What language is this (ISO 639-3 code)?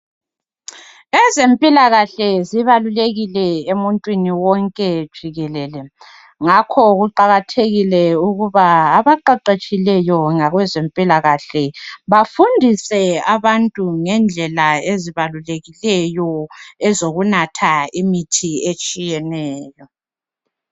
nde